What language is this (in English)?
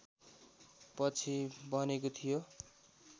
Nepali